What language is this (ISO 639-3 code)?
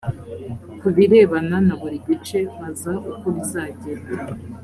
kin